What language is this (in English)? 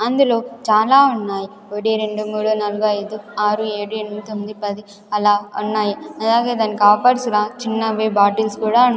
Telugu